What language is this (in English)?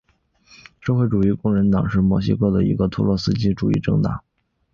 Chinese